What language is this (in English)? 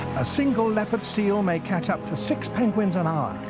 English